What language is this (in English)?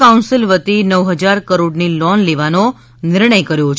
Gujarati